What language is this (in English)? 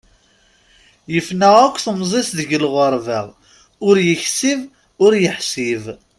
Kabyle